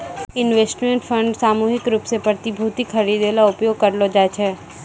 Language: Maithili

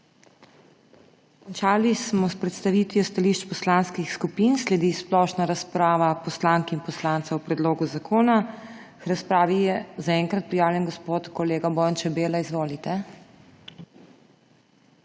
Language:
Slovenian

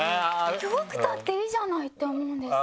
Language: Japanese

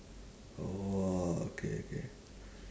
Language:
English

